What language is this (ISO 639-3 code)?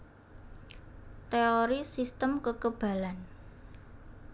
jav